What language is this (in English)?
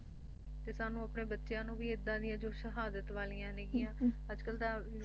Punjabi